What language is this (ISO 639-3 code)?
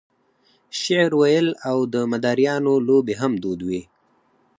pus